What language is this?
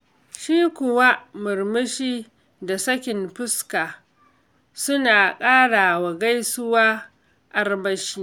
Hausa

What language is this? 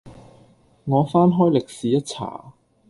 Cantonese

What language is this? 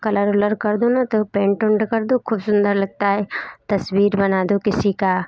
Hindi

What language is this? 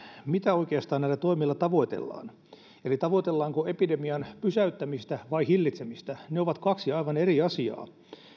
Finnish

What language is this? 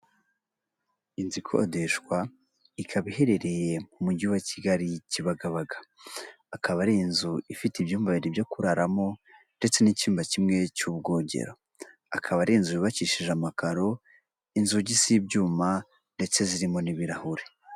Kinyarwanda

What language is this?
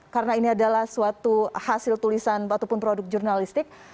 Indonesian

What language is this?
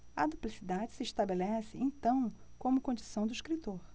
Portuguese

